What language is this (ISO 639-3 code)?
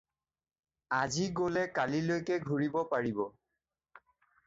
asm